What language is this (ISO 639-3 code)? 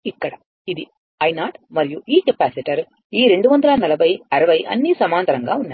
tel